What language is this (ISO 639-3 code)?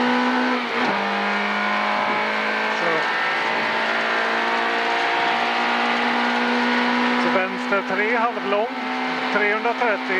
swe